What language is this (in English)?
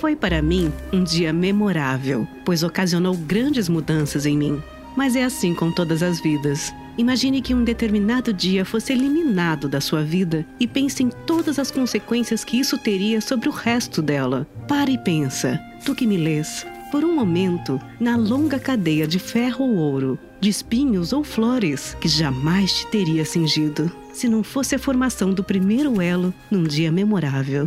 Portuguese